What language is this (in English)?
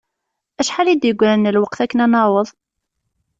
Kabyle